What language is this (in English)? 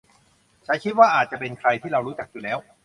Thai